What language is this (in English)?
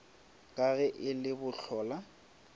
Northern Sotho